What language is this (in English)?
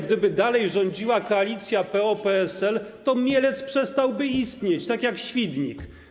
Polish